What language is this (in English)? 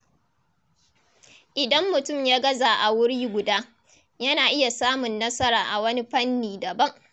Hausa